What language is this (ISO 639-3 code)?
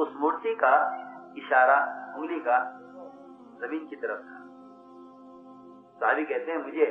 ara